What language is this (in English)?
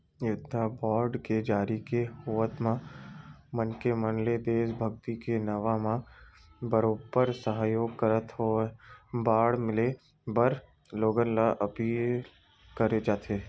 Chhattisgarhi